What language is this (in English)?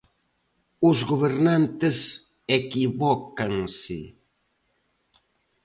Galician